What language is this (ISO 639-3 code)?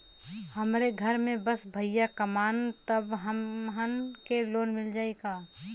bho